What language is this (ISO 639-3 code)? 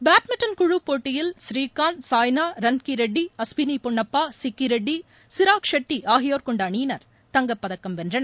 tam